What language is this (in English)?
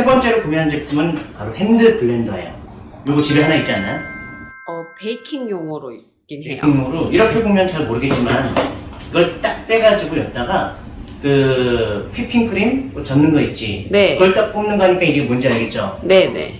Korean